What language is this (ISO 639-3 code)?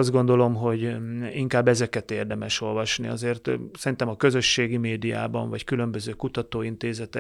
hun